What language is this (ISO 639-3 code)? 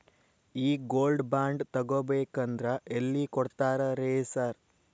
kan